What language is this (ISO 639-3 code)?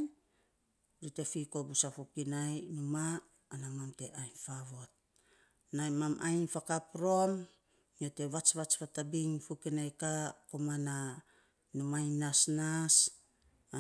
sps